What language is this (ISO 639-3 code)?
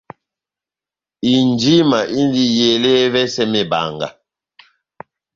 bnm